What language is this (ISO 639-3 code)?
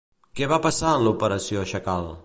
cat